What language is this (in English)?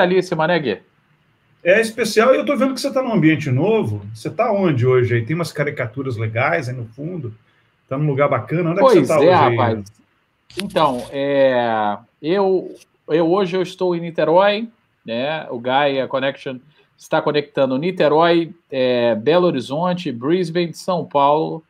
Portuguese